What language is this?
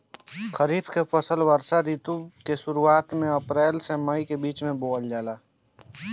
Bhojpuri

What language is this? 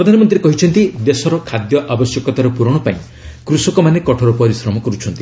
Odia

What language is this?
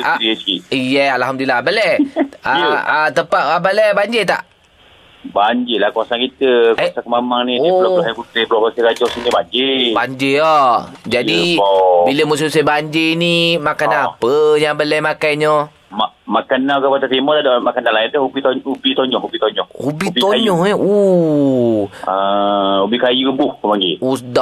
Malay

